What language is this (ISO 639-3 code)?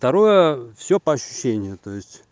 rus